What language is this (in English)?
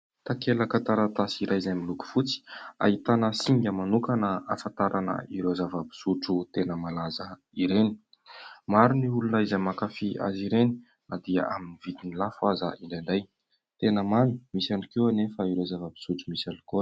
Malagasy